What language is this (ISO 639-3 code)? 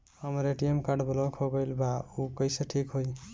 bho